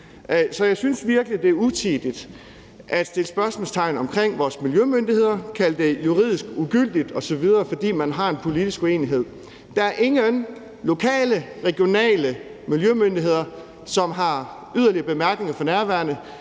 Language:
Danish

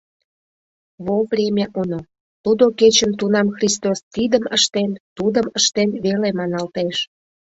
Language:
Mari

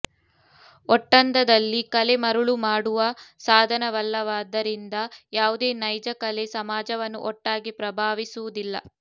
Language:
Kannada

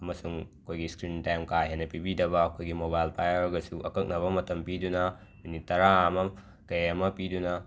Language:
Manipuri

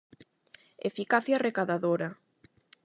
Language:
Galician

